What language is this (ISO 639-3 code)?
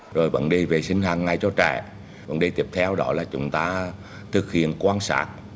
vie